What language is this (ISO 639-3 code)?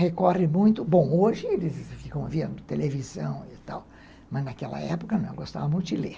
por